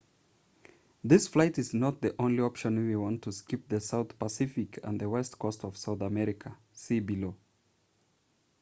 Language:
English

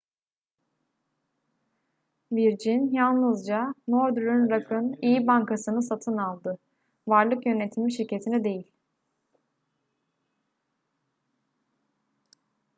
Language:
Turkish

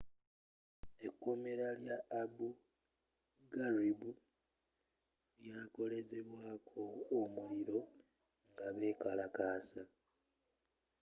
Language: Ganda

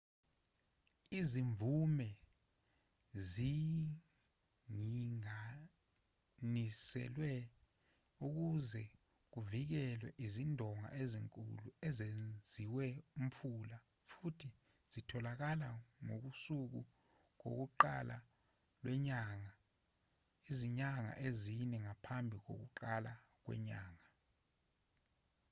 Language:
Zulu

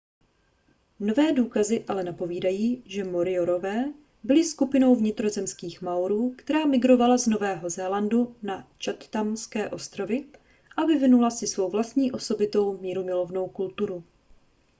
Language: Czech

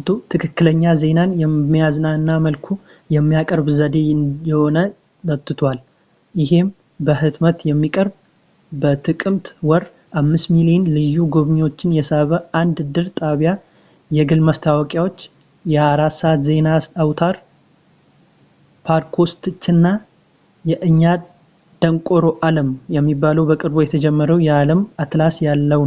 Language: Amharic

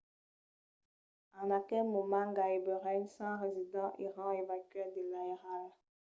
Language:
Occitan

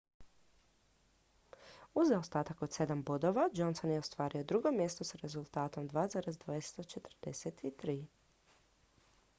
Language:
Croatian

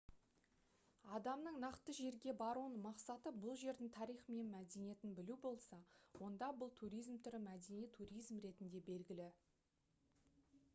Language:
Kazakh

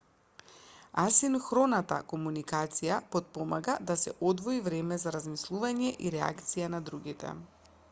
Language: Macedonian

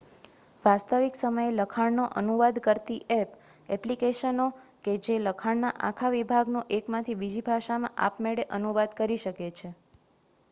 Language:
Gujarati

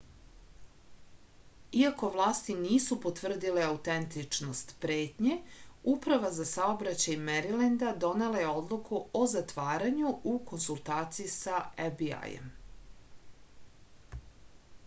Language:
Serbian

